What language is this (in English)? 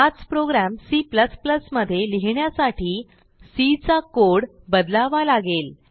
Marathi